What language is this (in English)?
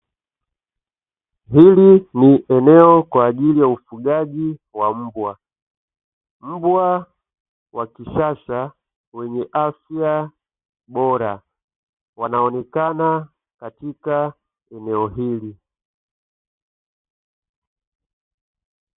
Swahili